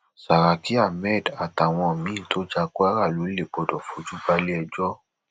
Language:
Yoruba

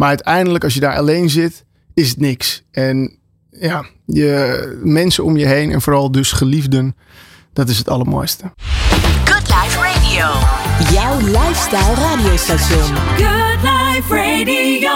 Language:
Dutch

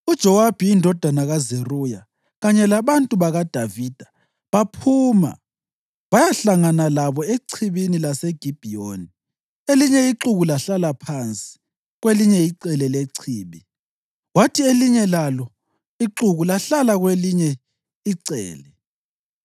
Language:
North Ndebele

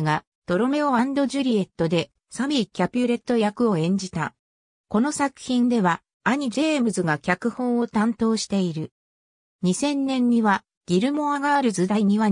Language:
Japanese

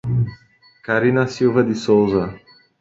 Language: Portuguese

